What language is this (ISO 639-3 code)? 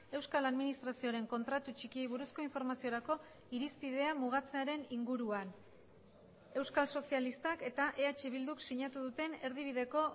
eus